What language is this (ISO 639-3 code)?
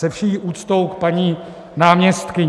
ces